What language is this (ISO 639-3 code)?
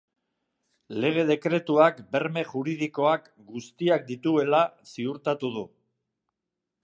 eus